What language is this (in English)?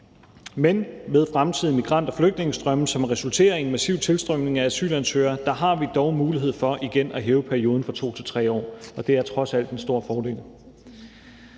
Danish